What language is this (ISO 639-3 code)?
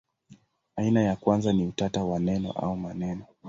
swa